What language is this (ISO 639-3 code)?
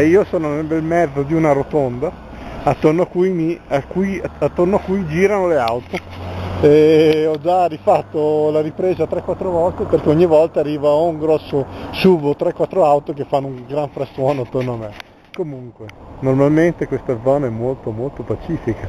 ita